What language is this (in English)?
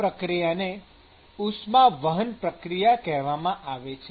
Gujarati